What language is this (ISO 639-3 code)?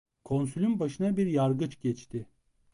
tur